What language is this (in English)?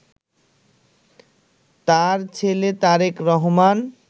Bangla